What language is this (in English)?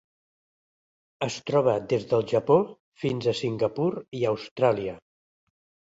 Catalan